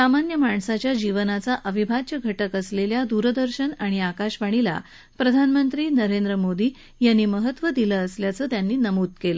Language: Marathi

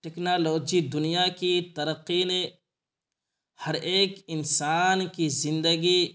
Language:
Urdu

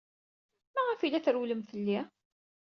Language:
Kabyle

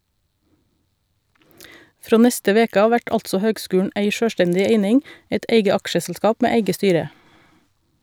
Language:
Norwegian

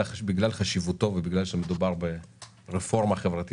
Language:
Hebrew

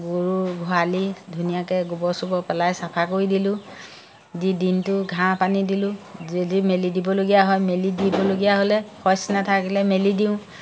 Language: Assamese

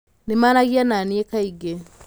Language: Kikuyu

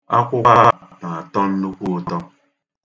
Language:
Igbo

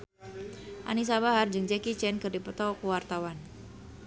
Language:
Sundanese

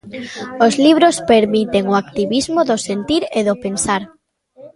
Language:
Galician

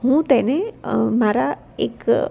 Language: Gujarati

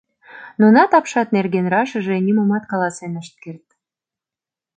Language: Mari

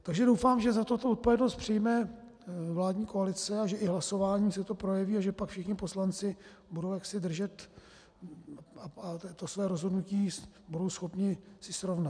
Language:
Czech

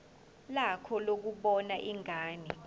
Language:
Zulu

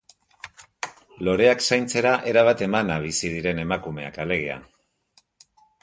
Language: Basque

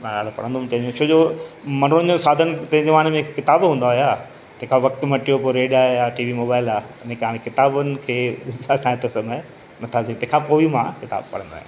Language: Sindhi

